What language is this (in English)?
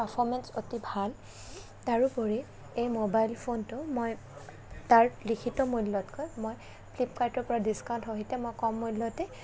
Assamese